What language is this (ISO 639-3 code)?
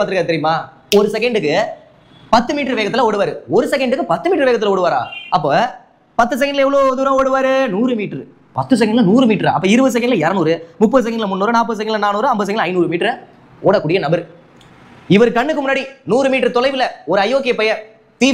tam